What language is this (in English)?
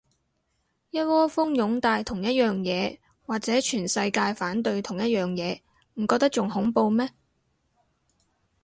Cantonese